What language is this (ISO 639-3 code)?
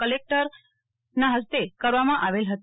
guj